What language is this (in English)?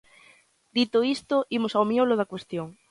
Galician